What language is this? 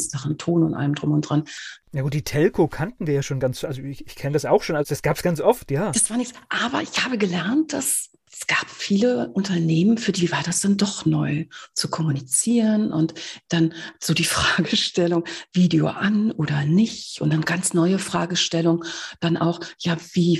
German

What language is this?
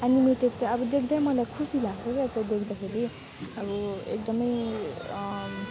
Nepali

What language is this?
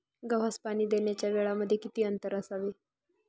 Marathi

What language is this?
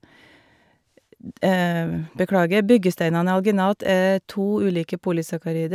Norwegian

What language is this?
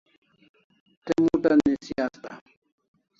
Kalasha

